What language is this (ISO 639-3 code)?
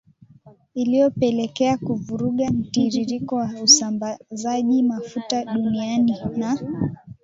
swa